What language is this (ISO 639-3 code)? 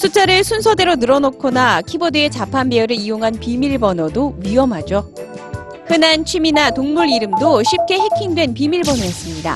kor